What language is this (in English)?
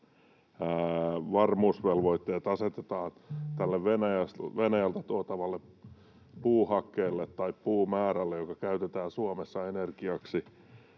Finnish